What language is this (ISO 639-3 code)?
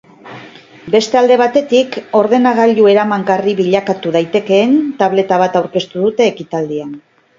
eus